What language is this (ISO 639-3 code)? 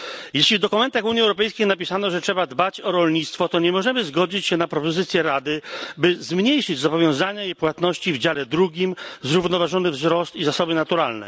pol